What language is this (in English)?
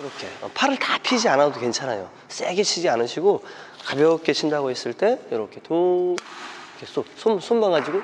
Korean